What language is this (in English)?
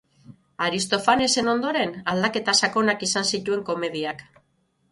Basque